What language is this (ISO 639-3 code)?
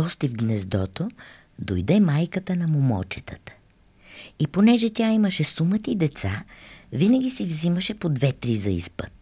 bul